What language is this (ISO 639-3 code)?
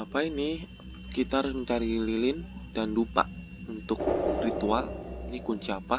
ind